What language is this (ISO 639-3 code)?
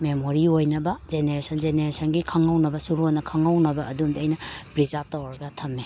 mni